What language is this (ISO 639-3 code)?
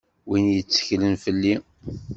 kab